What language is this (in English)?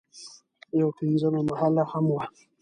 Pashto